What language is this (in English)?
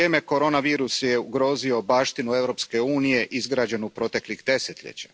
Croatian